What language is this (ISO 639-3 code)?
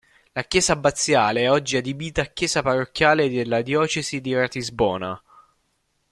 ita